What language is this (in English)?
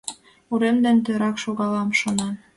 Mari